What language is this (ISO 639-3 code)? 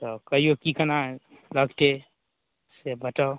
mai